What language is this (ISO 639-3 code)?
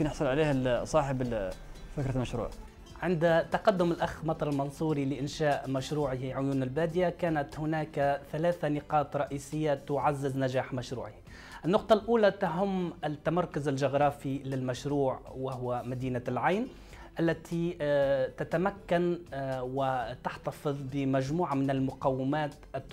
ara